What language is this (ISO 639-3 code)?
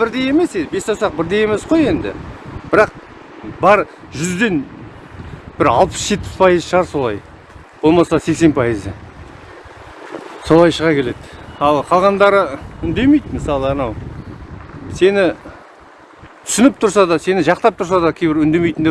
tur